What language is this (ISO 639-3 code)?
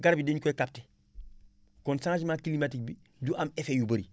wol